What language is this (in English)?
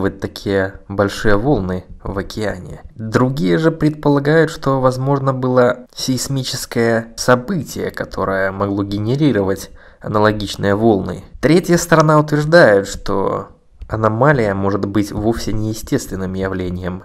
Russian